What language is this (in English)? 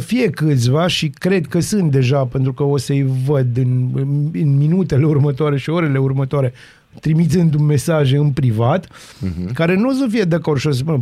Romanian